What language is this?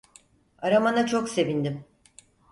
Turkish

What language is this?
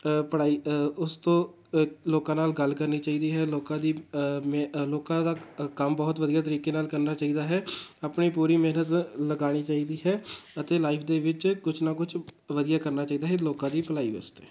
Punjabi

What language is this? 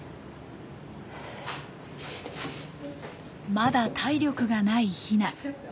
Japanese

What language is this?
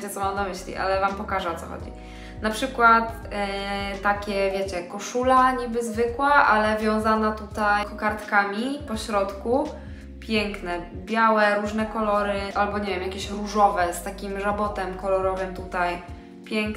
Polish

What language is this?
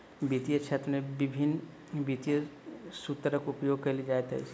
Maithili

